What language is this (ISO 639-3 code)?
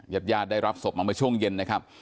tha